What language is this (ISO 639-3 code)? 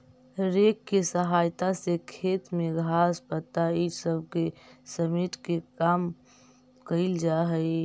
mag